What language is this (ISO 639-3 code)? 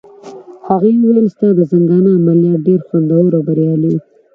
pus